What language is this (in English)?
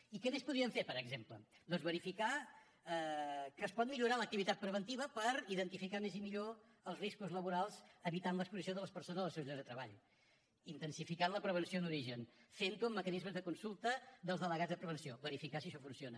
Catalan